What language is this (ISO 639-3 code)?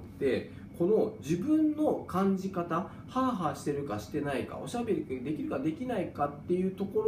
jpn